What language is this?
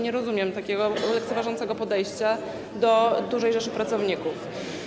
Polish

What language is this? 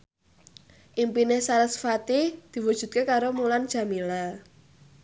Javanese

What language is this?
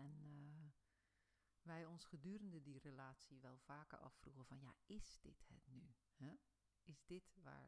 Dutch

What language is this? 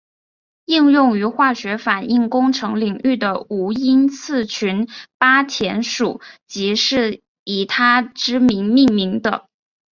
Chinese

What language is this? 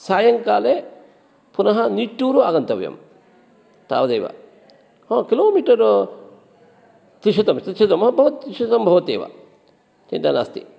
Sanskrit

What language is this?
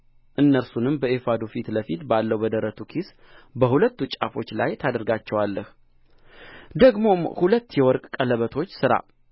Amharic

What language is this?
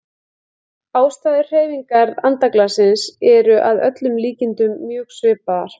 Icelandic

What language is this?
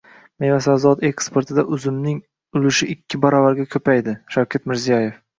Uzbek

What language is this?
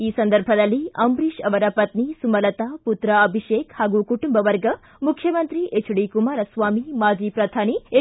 Kannada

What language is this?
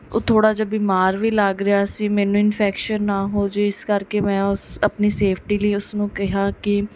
Punjabi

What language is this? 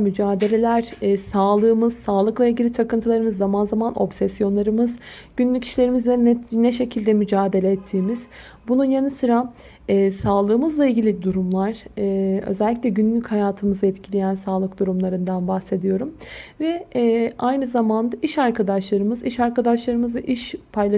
Turkish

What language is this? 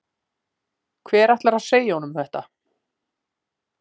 Icelandic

